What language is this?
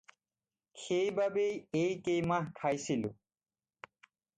Assamese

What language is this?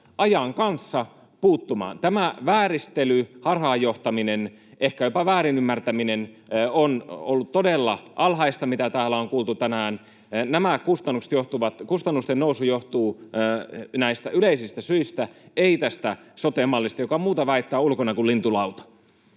Finnish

